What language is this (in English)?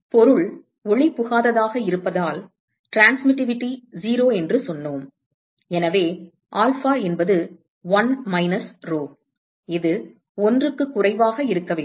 Tamil